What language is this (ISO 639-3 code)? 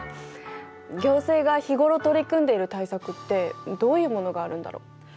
jpn